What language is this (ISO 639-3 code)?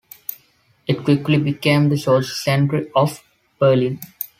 eng